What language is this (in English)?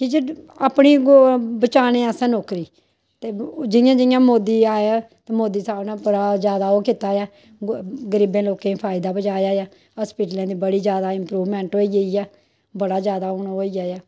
Dogri